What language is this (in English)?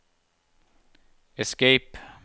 Norwegian